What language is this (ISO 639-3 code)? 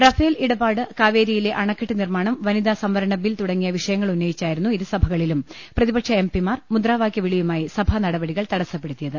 mal